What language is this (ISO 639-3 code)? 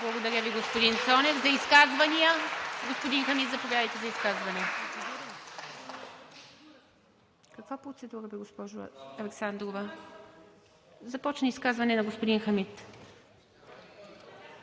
bul